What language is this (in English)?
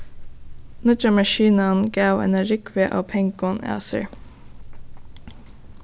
Faroese